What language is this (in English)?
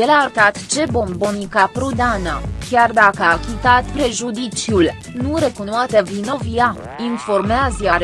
Romanian